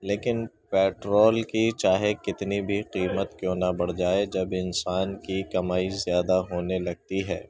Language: Urdu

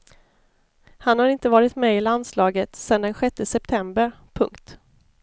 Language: Swedish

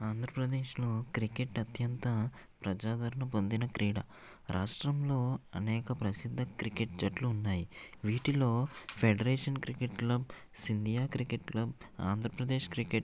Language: Telugu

